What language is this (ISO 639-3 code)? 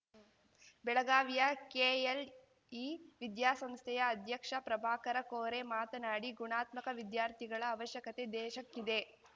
kan